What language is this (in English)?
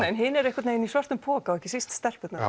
Icelandic